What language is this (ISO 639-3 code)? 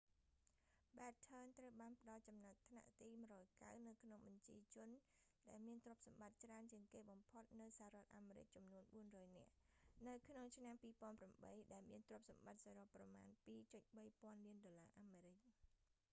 khm